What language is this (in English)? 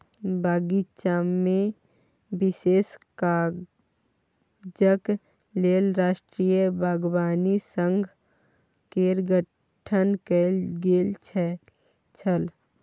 Maithili